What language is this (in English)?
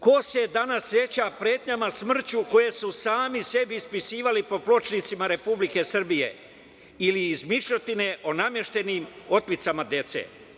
Serbian